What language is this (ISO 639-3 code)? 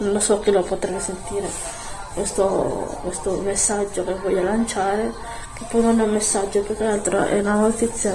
ita